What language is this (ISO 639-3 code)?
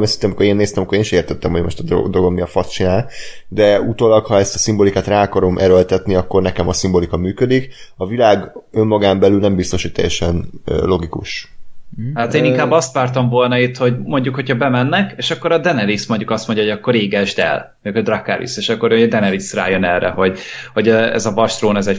hun